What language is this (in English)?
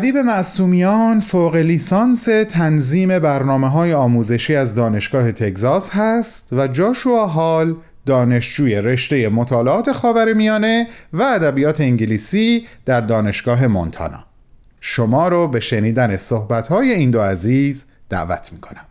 Persian